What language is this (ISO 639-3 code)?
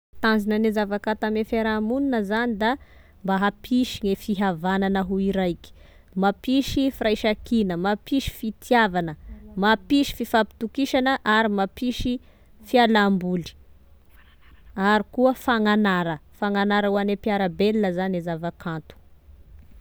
tkg